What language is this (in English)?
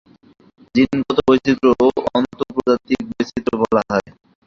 Bangla